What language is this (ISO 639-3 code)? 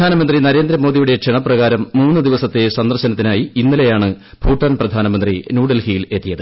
mal